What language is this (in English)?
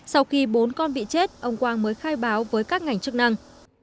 Vietnamese